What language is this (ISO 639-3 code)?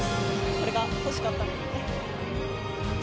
jpn